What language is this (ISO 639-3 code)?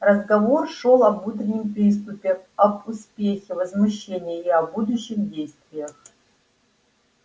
rus